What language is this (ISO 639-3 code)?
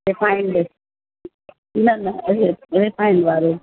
snd